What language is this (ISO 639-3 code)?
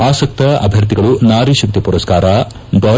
kan